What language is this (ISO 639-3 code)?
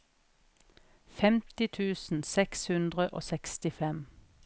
nor